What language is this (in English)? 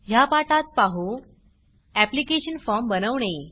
Marathi